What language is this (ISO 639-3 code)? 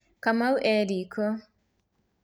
kik